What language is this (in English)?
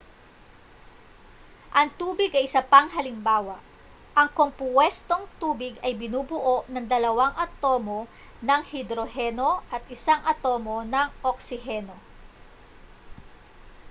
Filipino